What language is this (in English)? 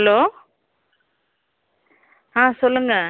Tamil